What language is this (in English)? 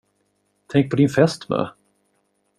Swedish